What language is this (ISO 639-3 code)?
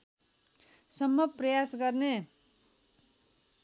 nep